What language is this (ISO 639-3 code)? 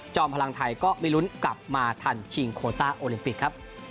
tha